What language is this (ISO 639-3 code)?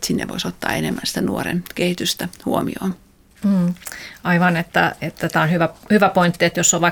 fin